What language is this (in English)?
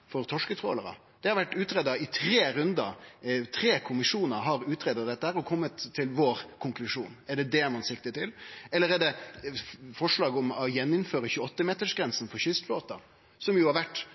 Norwegian Nynorsk